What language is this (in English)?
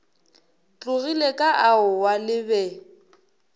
Northern Sotho